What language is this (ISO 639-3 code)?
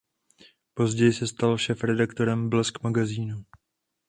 ces